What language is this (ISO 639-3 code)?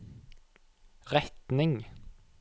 nor